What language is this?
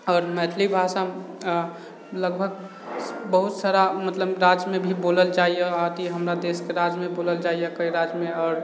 Maithili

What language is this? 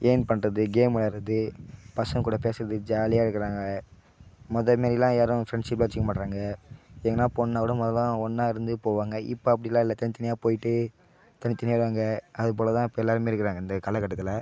Tamil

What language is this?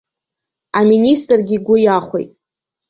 Abkhazian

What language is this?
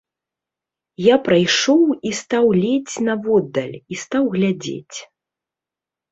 Belarusian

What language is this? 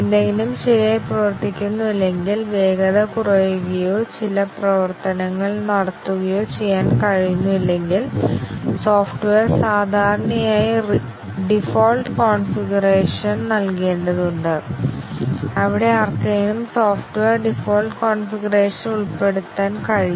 Malayalam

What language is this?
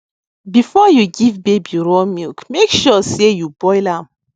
Nigerian Pidgin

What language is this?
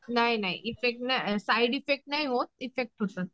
Marathi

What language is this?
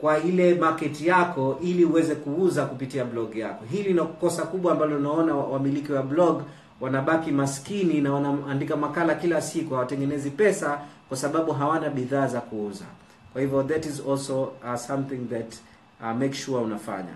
Swahili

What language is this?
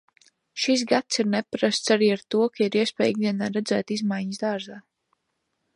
Latvian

